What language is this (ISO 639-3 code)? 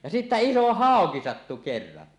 fin